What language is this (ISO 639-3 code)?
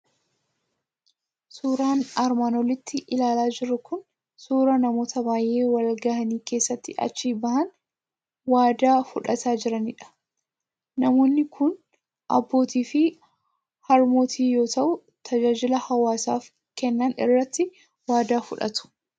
orm